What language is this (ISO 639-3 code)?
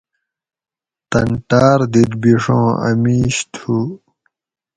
gwc